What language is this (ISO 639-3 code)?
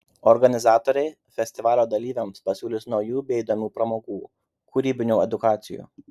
lit